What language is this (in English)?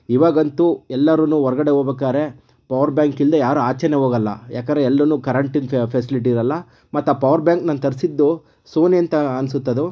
Kannada